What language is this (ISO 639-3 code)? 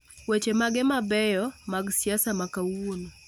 luo